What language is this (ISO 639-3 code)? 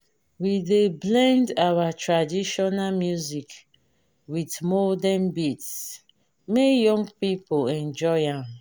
pcm